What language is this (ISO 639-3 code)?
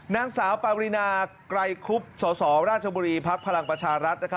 tha